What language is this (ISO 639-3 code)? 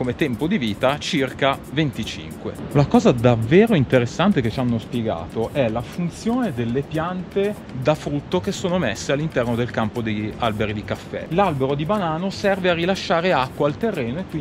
ita